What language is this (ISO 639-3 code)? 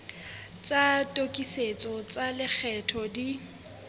sot